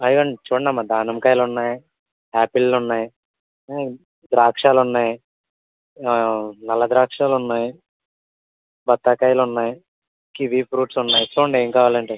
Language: Telugu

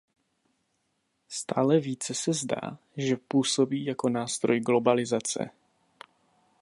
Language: Czech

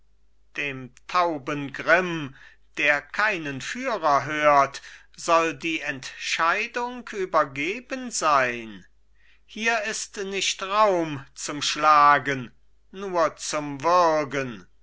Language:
German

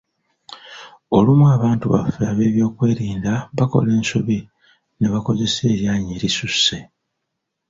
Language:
Ganda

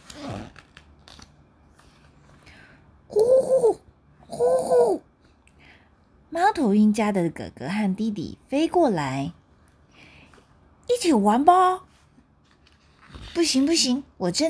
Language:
Chinese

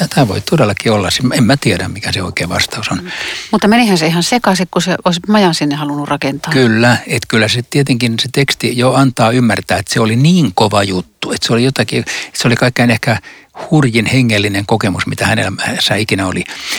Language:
Finnish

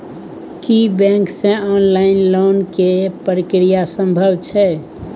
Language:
Maithili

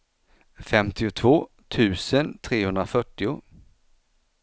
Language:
Swedish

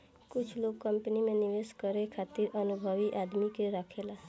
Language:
Bhojpuri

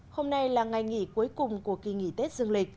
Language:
Vietnamese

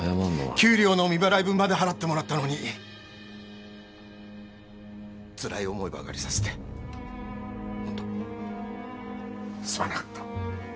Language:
Japanese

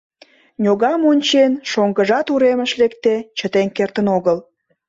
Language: Mari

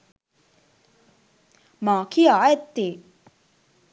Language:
Sinhala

